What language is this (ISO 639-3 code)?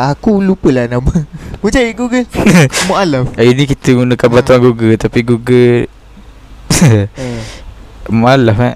msa